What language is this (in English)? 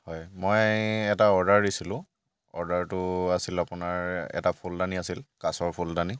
Assamese